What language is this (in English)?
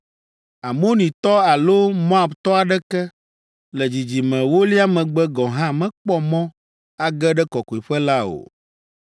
Ewe